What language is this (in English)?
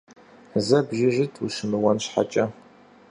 Kabardian